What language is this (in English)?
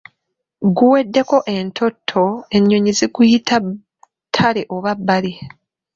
Ganda